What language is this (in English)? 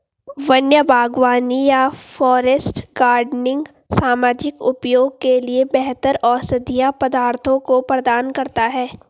Hindi